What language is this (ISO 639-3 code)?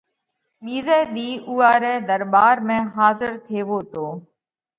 kvx